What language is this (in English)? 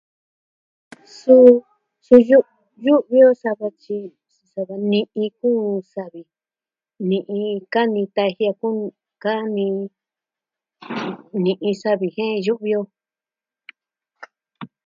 Southwestern Tlaxiaco Mixtec